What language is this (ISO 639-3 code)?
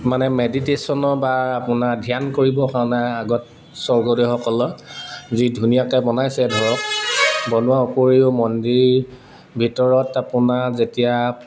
asm